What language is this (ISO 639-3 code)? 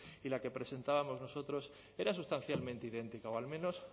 spa